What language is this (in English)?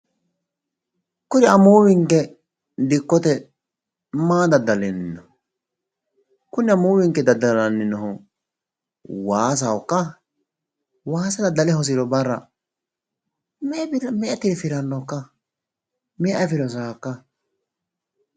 Sidamo